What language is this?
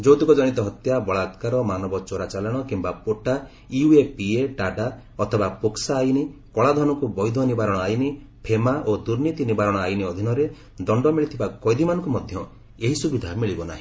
Odia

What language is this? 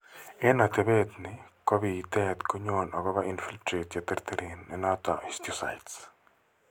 Kalenjin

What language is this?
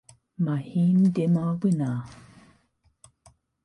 Welsh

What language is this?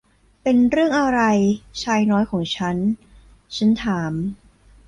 Thai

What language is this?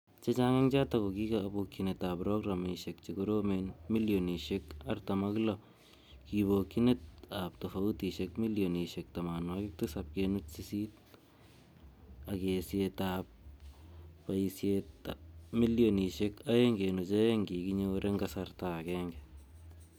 Kalenjin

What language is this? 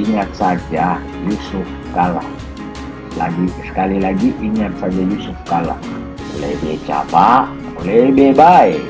Indonesian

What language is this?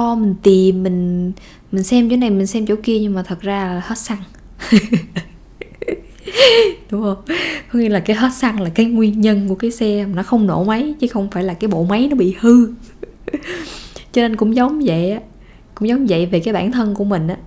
Vietnamese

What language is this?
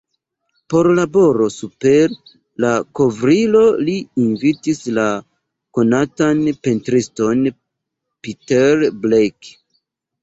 Esperanto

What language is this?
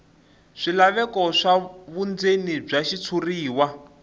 Tsonga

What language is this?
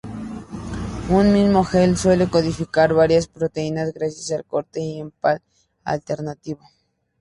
Spanish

